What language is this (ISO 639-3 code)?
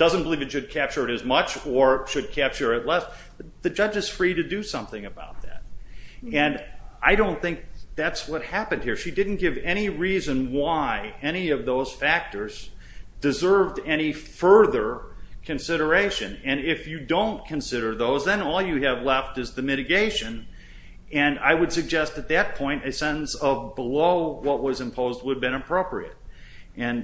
eng